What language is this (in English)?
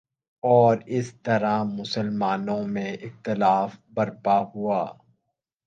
Urdu